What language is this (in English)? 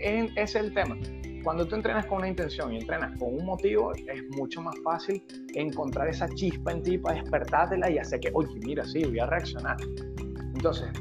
Spanish